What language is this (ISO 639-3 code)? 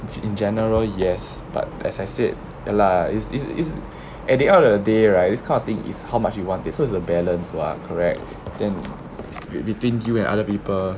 eng